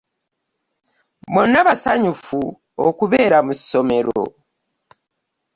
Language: Ganda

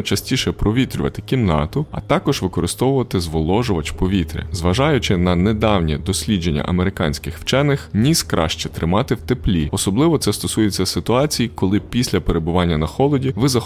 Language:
Ukrainian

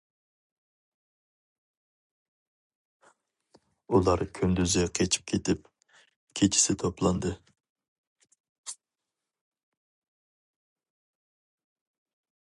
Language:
Uyghur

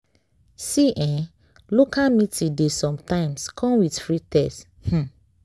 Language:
Nigerian Pidgin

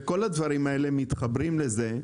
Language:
Hebrew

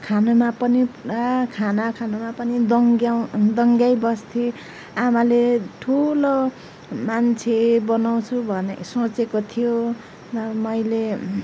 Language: Nepali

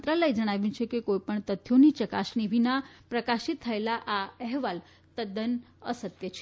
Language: Gujarati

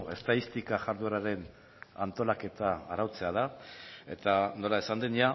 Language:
Basque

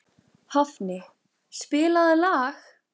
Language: Icelandic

